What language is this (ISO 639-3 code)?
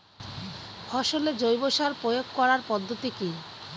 ben